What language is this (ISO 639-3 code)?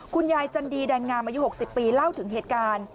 tha